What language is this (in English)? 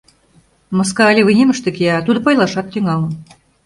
Mari